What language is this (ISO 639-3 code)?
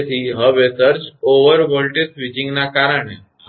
guj